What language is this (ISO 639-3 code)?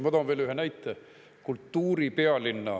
est